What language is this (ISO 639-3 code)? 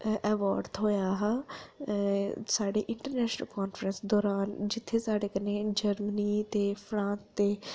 doi